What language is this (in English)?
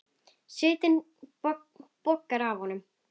Icelandic